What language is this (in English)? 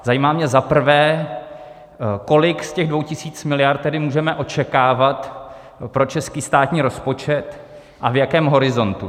Czech